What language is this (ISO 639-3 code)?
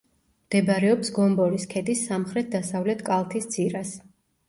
kat